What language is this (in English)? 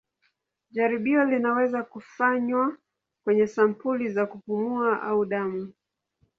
Swahili